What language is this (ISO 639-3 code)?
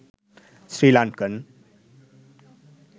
sin